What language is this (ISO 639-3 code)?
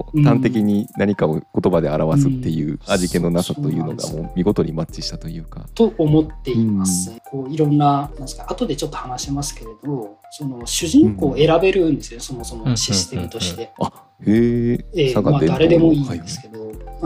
jpn